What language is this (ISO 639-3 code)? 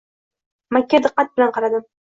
uzb